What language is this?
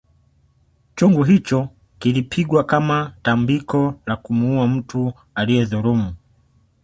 Swahili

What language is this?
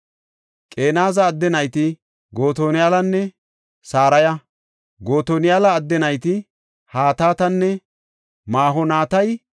Gofa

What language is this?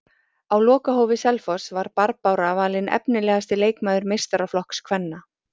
Icelandic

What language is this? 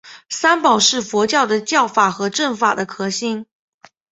Chinese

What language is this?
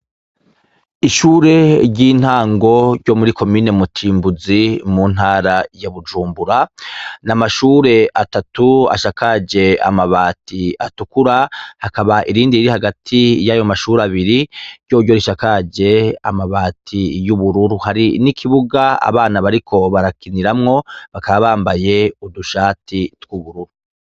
Rundi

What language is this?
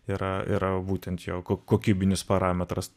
Lithuanian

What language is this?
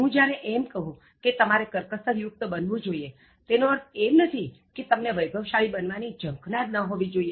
Gujarati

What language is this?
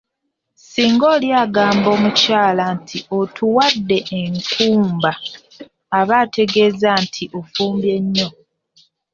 Ganda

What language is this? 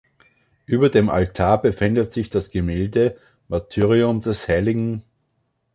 German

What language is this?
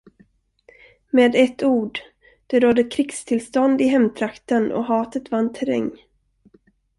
Swedish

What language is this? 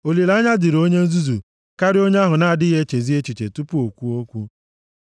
Igbo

